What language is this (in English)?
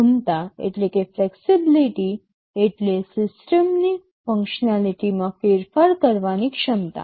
Gujarati